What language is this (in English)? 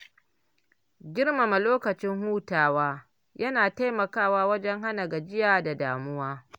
Hausa